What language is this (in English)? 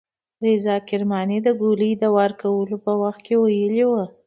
Pashto